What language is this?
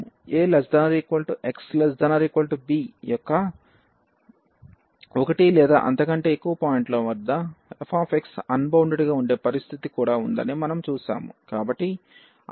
Telugu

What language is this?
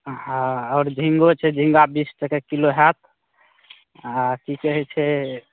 Maithili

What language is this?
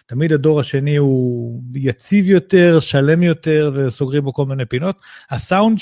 Hebrew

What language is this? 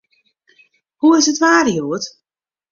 Western Frisian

